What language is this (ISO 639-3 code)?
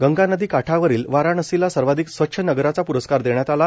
mar